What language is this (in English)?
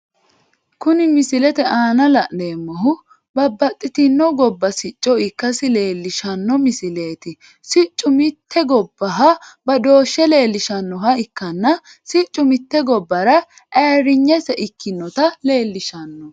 Sidamo